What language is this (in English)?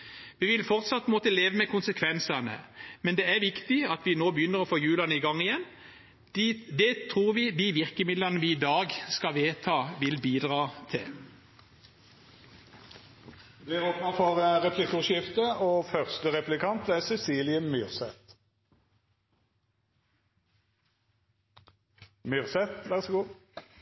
Norwegian